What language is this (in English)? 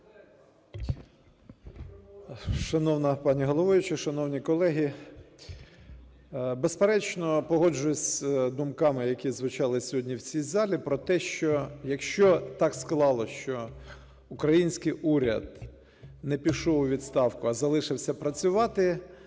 Ukrainian